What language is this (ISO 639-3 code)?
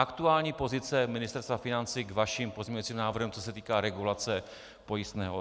ces